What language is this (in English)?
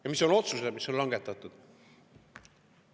Estonian